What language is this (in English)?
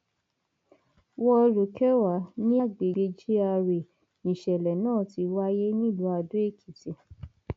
Yoruba